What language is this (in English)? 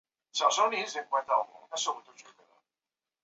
Chinese